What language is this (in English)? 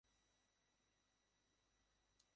Bangla